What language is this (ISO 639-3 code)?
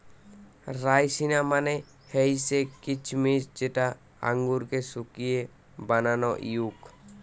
ben